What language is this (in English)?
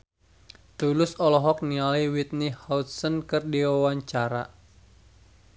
Sundanese